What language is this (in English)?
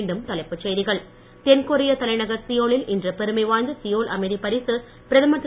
Tamil